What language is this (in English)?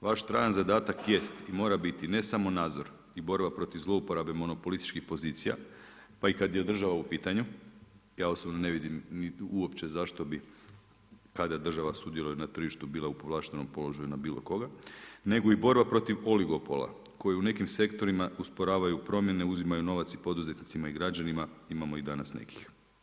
Croatian